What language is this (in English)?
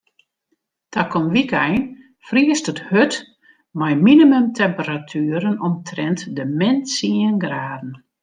Western Frisian